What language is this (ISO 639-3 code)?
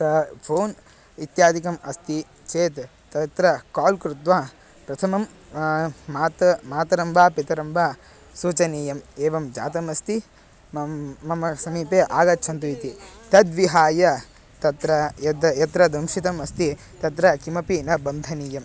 san